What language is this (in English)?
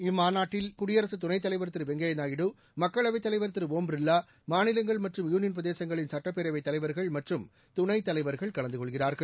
Tamil